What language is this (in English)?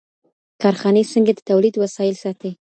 Pashto